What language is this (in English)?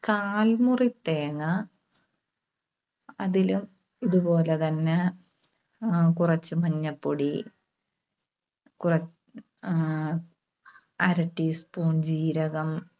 Malayalam